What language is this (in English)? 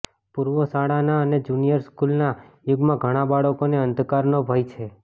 Gujarati